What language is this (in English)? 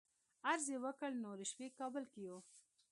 Pashto